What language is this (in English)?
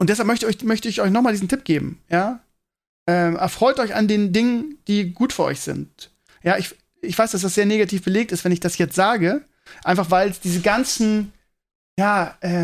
German